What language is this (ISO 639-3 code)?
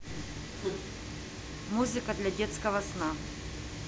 rus